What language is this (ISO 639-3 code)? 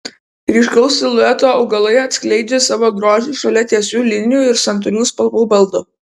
lit